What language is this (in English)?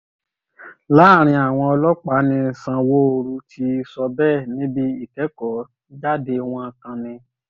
Yoruba